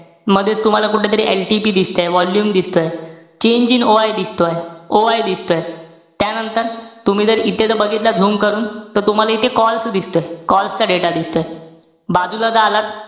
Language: Marathi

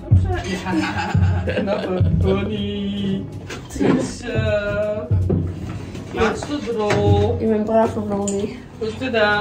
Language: Dutch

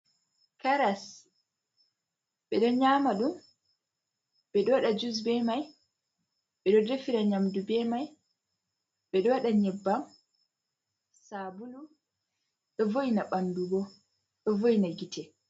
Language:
Fula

